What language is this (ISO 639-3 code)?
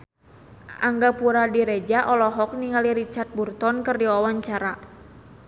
sun